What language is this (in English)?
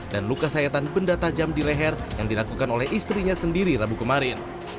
Indonesian